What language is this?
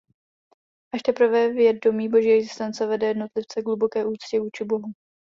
Czech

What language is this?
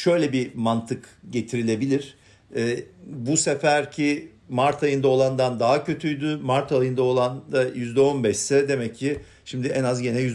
Turkish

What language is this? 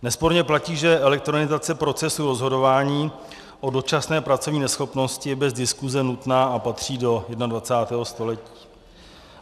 Czech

